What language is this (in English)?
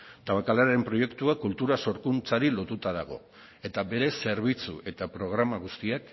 Basque